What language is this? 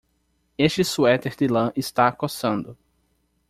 Portuguese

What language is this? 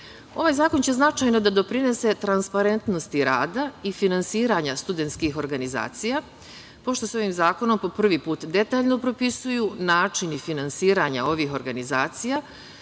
Serbian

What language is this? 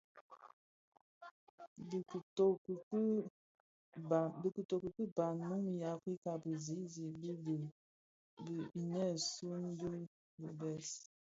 Bafia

